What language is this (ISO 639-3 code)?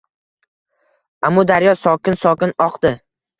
uzb